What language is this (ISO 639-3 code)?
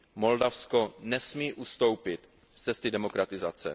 ces